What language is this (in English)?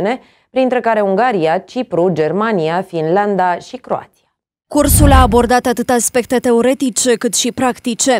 Romanian